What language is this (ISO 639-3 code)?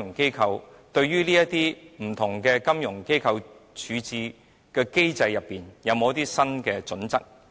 yue